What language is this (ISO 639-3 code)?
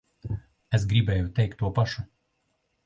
lav